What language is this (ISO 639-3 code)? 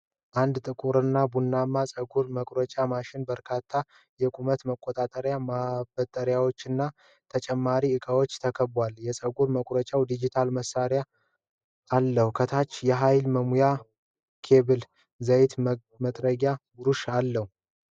amh